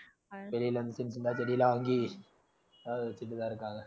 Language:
Tamil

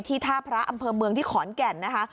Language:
Thai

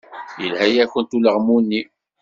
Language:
Kabyle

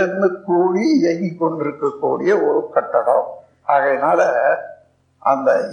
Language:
Tamil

